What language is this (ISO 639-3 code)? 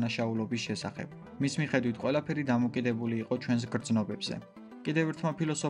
ron